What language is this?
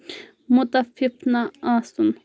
Kashmiri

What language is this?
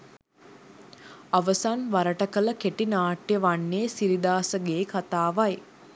Sinhala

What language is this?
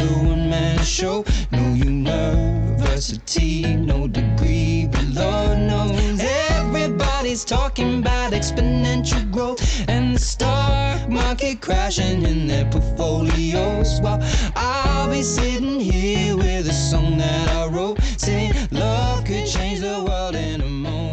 Chinese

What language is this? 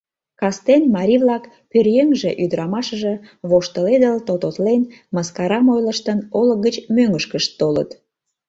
Mari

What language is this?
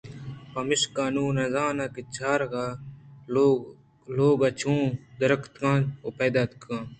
Eastern Balochi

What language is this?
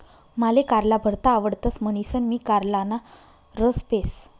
Marathi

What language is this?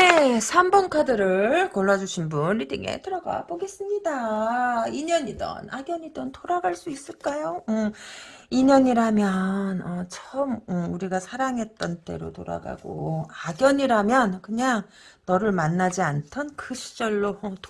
Korean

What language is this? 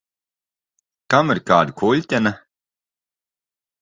Latvian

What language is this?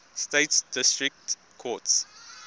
English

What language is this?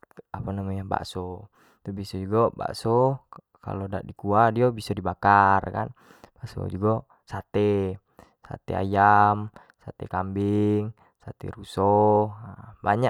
Jambi Malay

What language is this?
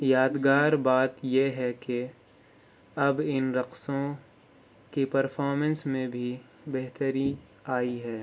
Urdu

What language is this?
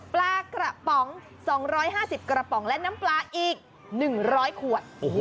Thai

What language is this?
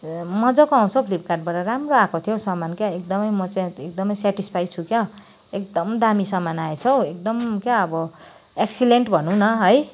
Nepali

